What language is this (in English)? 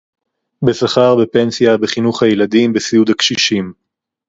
Hebrew